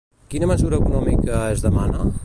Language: Catalan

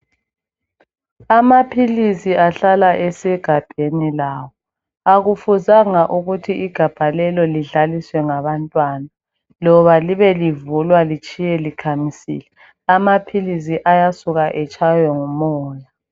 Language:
North Ndebele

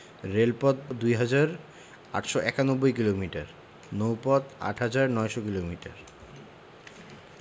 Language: Bangla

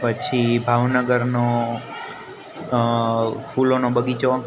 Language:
Gujarati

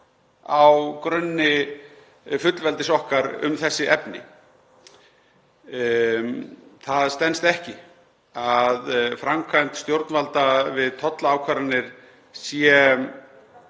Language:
Icelandic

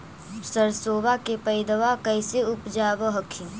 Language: Magahi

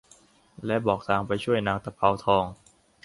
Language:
Thai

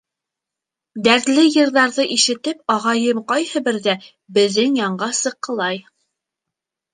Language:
Bashkir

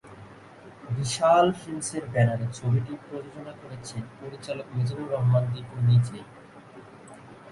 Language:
Bangla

